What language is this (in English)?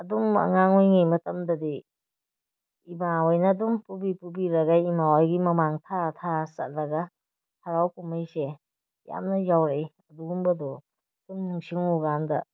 Manipuri